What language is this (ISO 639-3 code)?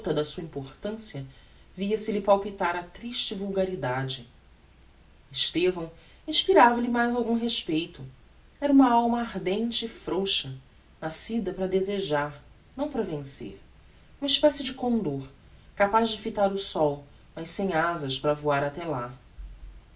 por